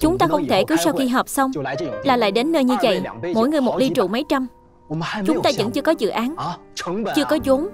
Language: Vietnamese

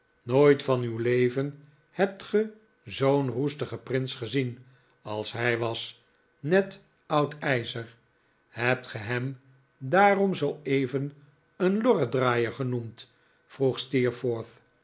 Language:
Dutch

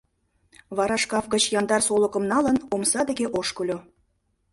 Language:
Mari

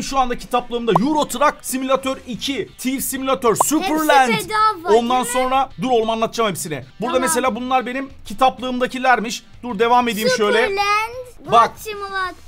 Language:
Turkish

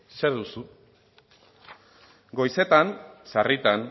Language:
Basque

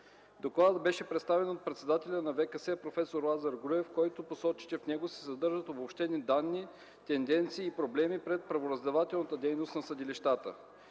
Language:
Bulgarian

